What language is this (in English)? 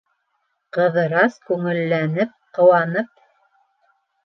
Bashkir